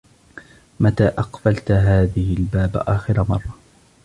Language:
Arabic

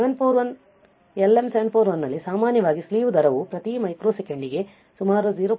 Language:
Kannada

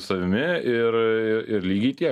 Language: Lithuanian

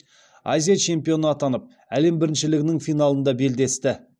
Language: Kazakh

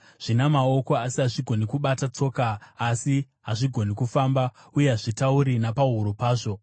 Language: Shona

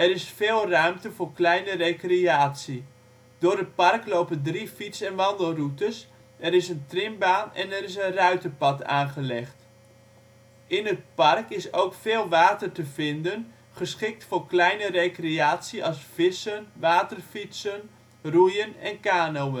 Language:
Dutch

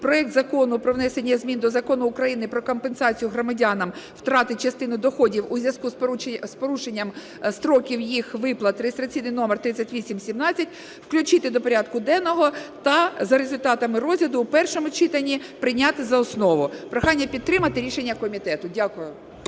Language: Ukrainian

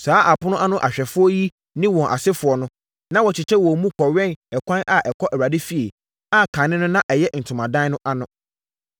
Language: Akan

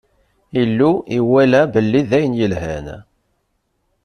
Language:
Kabyle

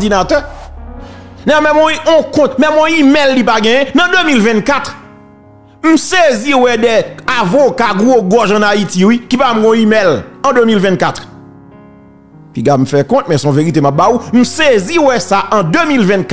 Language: French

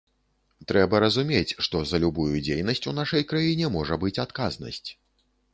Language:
Belarusian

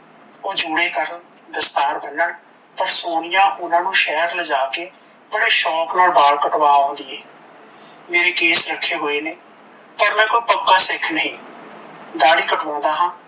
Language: Punjabi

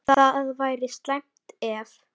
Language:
Icelandic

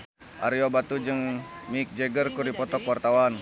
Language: Sundanese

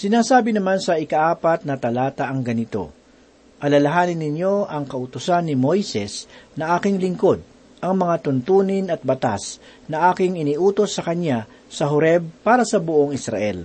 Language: Filipino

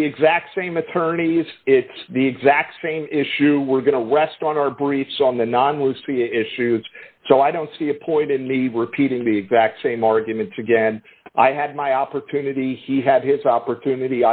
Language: English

